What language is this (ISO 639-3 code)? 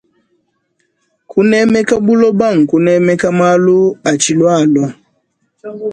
lua